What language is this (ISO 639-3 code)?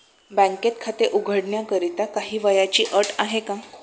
mar